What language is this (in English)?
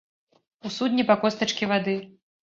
Belarusian